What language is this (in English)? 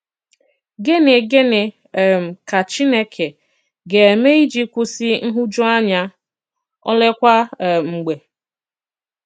Igbo